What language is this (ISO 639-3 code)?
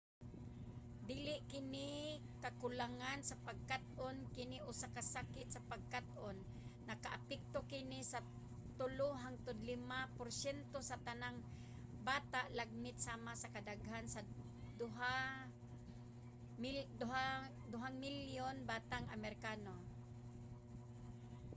ceb